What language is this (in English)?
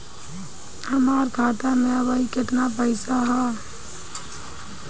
Bhojpuri